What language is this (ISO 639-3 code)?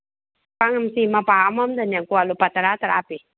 mni